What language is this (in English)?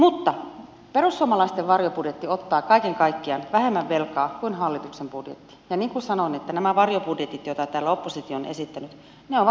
Finnish